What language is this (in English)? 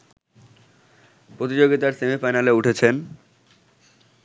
Bangla